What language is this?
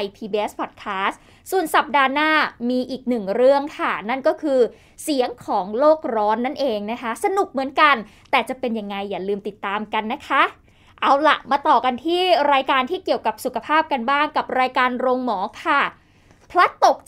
Thai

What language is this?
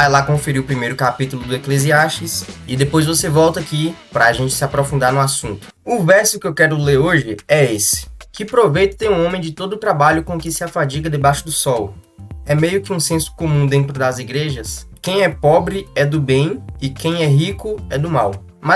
Portuguese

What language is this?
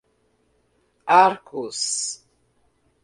Portuguese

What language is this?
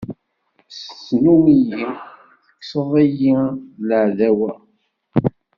Kabyle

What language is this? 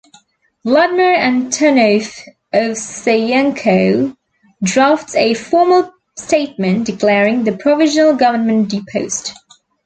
English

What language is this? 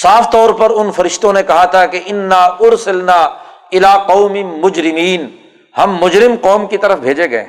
Urdu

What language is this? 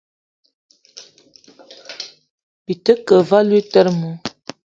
Eton (Cameroon)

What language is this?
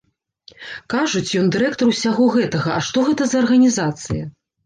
Belarusian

